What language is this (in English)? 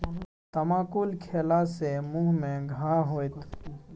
Maithili